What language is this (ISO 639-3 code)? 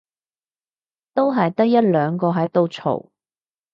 yue